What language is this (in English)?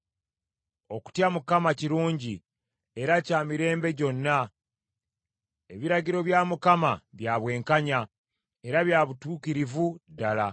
Ganda